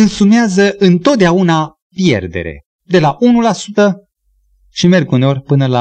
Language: Romanian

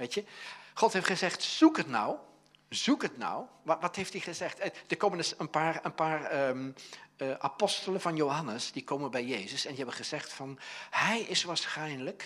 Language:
Dutch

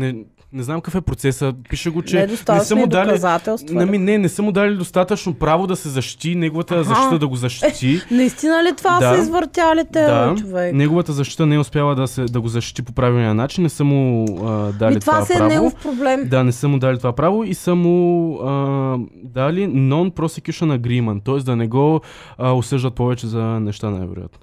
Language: Bulgarian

